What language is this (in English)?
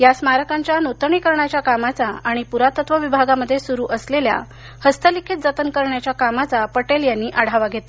Marathi